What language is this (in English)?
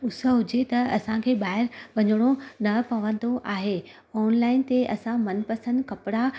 Sindhi